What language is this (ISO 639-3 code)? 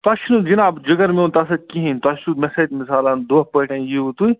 kas